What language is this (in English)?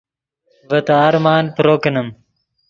Yidgha